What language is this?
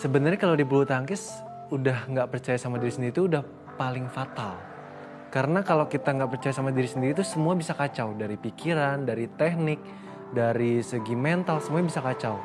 Indonesian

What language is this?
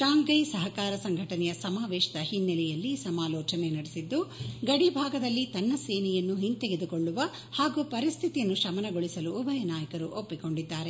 Kannada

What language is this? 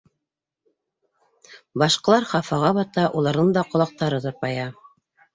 Bashkir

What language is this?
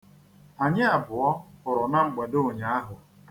Igbo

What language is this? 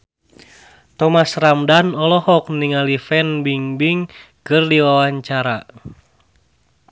Sundanese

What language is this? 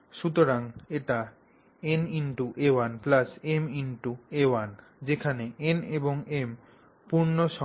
Bangla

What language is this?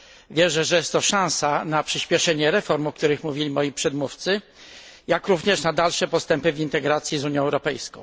Polish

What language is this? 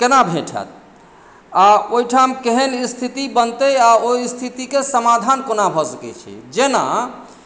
Maithili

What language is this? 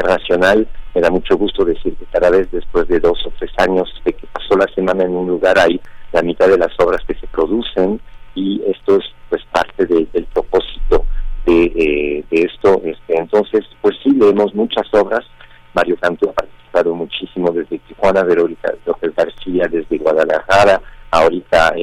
Spanish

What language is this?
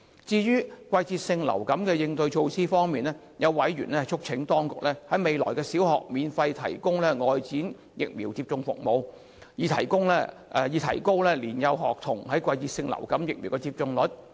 Cantonese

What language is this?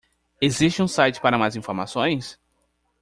Portuguese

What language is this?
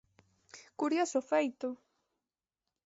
Galician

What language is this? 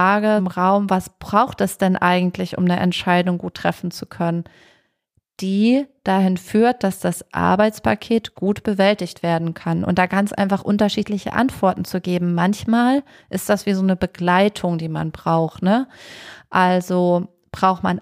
German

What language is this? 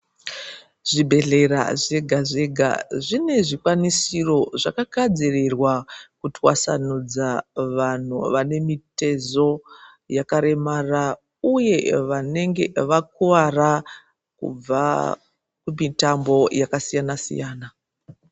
Ndau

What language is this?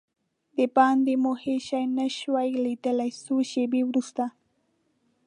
Pashto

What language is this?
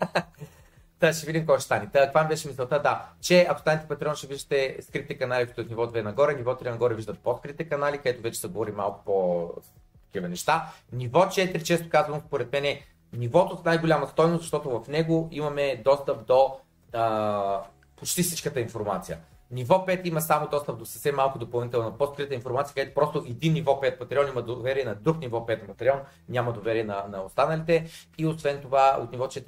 Bulgarian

